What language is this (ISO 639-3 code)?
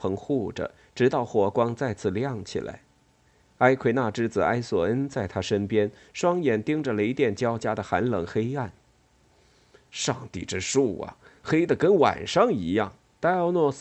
zho